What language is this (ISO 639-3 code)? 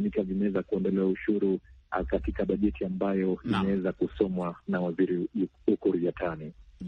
swa